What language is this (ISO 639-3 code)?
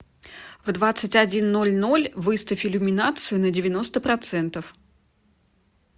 rus